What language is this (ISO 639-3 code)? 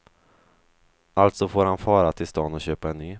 swe